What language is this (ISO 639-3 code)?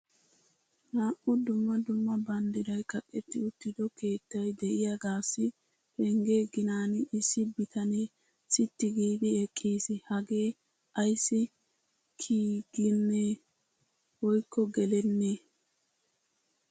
wal